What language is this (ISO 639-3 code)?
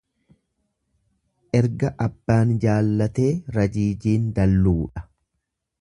orm